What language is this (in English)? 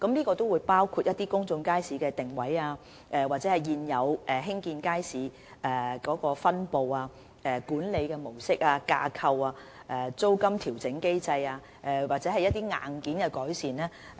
Cantonese